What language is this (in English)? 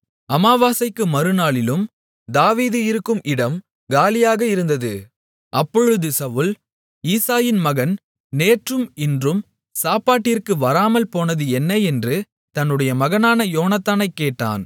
Tamil